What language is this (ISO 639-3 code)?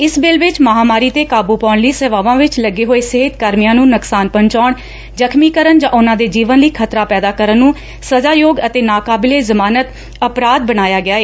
pan